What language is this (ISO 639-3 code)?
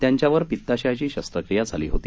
mar